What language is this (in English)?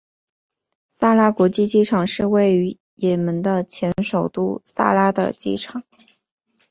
Chinese